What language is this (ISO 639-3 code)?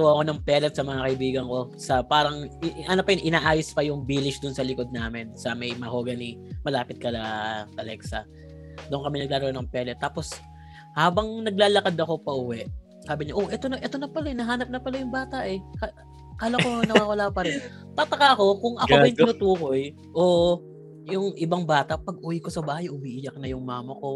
fil